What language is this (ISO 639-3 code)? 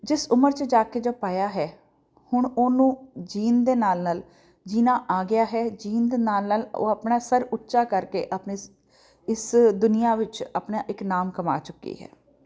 pan